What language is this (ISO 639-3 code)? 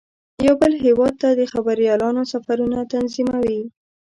pus